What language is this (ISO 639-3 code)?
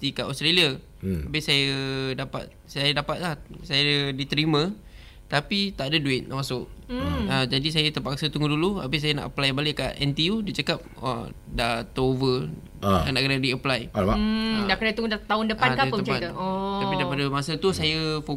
msa